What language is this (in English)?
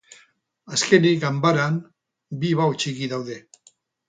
Basque